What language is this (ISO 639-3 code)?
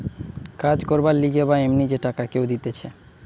ben